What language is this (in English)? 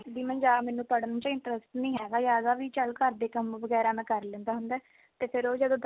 Punjabi